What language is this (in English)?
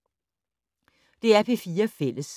Danish